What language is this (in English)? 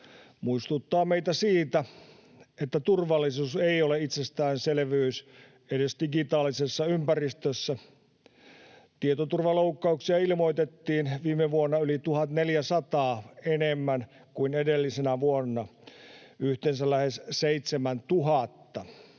Finnish